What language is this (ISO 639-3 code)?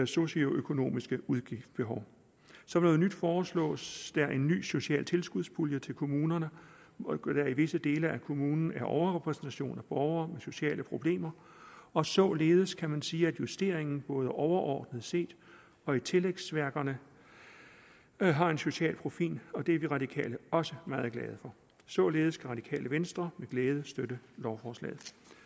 dan